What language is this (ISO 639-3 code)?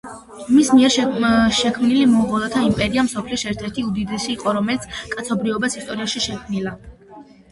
kat